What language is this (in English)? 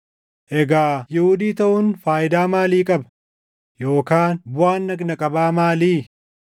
Oromo